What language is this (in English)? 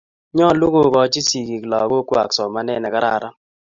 Kalenjin